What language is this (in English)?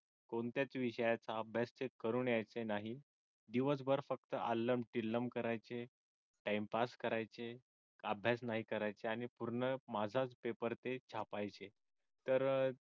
Marathi